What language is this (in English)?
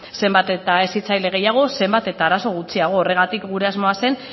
Basque